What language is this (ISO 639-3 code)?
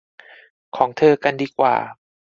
tha